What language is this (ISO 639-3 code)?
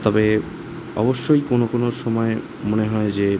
ben